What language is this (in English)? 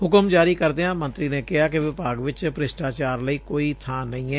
Punjabi